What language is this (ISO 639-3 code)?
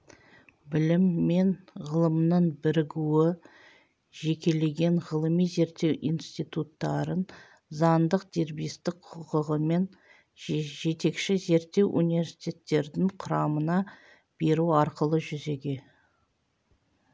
kaz